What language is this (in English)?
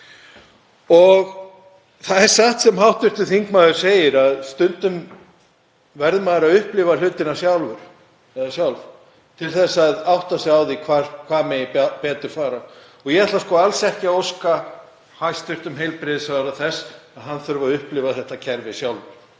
Icelandic